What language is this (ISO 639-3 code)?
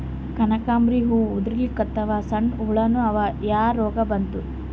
kan